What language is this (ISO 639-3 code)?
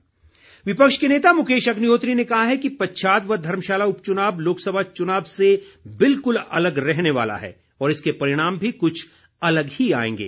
hin